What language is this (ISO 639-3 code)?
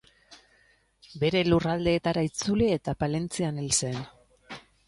eus